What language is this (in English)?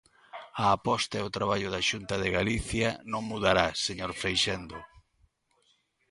Galician